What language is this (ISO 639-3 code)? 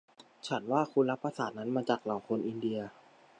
tha